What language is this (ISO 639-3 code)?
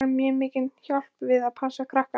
isl